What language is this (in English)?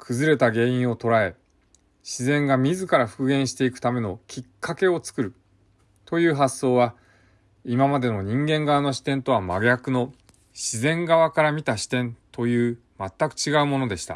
Japanese